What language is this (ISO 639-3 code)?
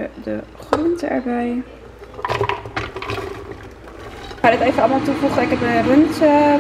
nld